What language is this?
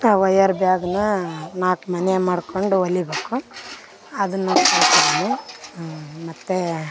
Kannada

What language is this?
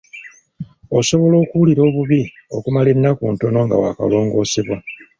Ganda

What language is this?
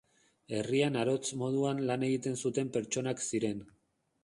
Basque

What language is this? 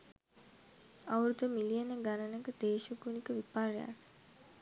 Sinhala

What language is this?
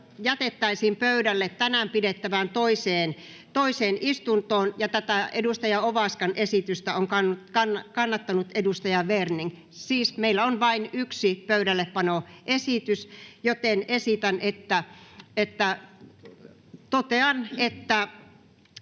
Finnish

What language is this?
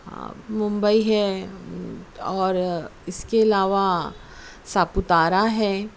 Urdu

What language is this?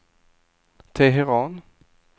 Swedish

